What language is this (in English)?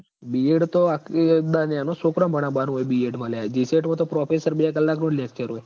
Gujarati